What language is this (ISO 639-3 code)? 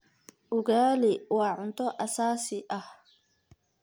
som